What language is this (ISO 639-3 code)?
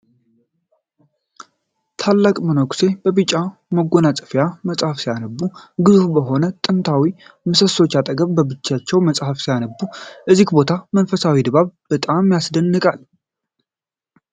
amh